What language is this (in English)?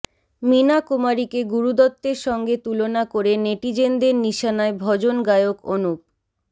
Bangla